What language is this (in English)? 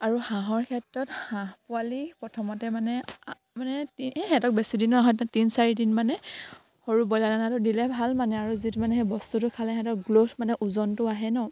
Assamese